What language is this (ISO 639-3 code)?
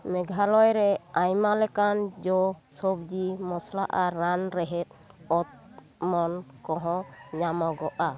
sat